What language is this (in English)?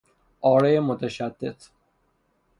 Persian